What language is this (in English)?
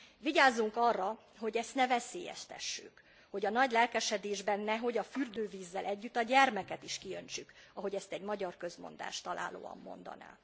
Hungarian